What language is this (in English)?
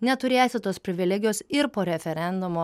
Lithuanian